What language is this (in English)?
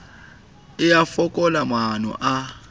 Southern Sotho